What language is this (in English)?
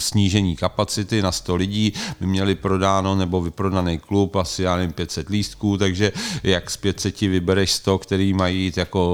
Czech